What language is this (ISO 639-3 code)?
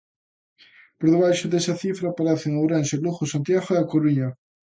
glg